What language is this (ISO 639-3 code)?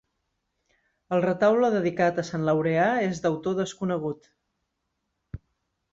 cat